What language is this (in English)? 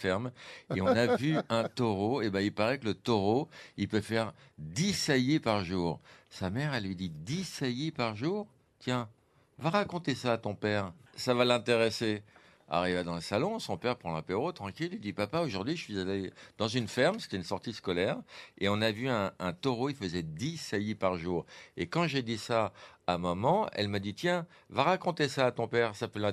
French